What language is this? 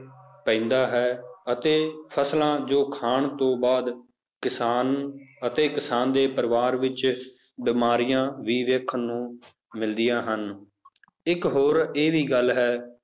Punjabi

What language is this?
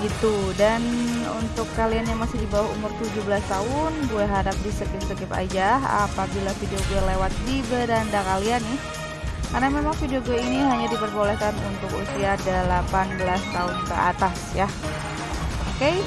Indonesian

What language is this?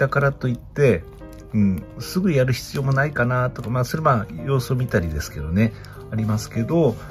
Japanese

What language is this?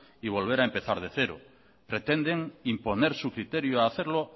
Spanish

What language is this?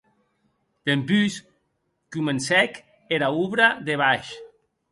Occitan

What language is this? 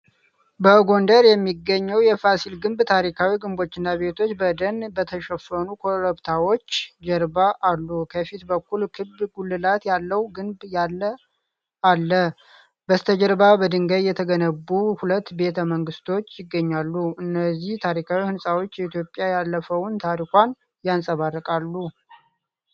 Amharic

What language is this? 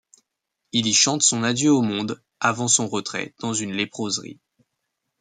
French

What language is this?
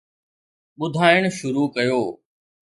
Sindhi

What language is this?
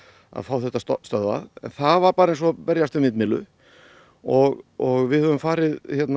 Icelandic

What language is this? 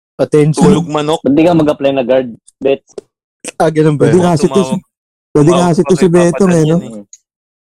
Filipino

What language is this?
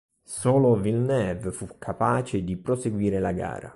Italian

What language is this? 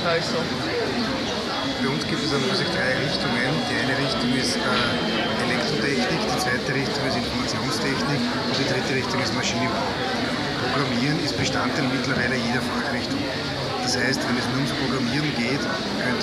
German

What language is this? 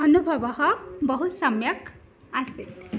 Sanskrit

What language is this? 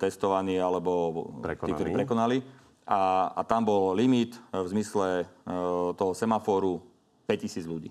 Slovak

